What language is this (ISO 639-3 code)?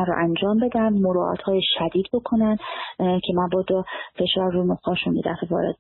fas